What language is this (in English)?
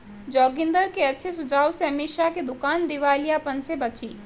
Hindi